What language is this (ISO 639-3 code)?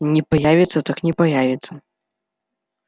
rus